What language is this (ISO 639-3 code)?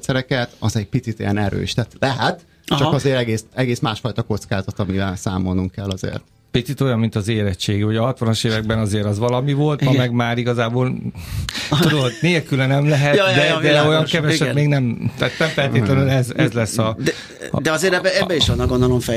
hun